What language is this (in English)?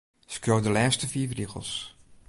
Western Frisian